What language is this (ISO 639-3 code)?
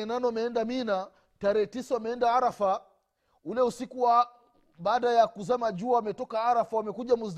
swa